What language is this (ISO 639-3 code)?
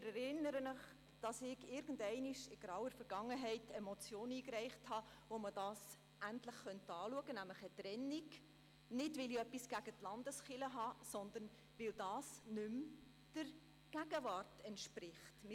gsw